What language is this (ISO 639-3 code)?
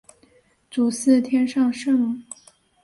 zho